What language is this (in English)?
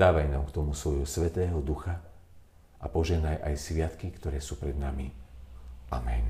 Slovak